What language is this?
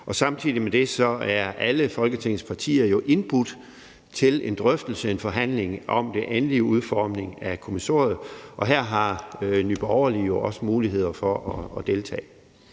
Danish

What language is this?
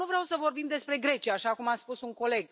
Romanian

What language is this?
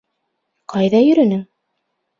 Bashkir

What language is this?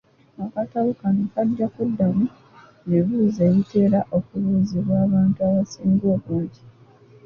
Ganda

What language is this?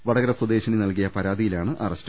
Malayalam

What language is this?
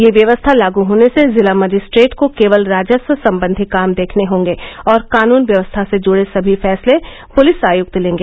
Hindi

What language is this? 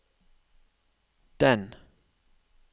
Norwegian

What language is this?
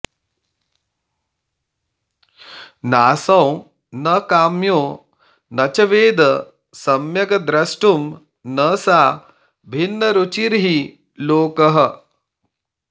Sanskrit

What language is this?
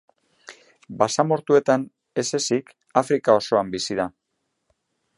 Basque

